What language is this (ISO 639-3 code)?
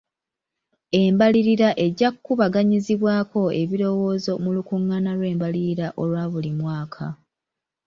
lug